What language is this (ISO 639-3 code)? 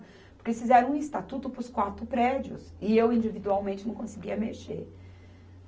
por